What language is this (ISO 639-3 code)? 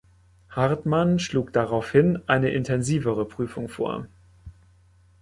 deu